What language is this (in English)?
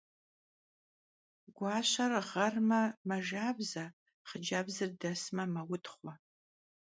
Kabardian